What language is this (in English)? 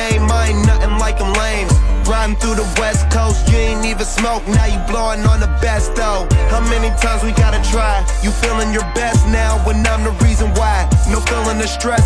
English